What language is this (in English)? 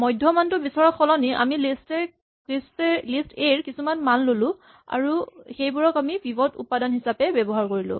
Assamese